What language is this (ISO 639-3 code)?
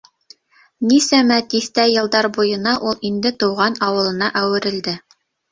bak